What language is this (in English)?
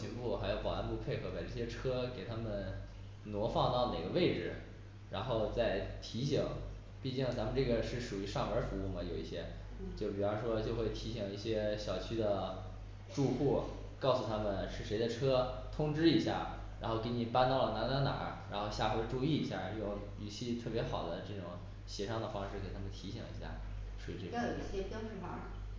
Chinese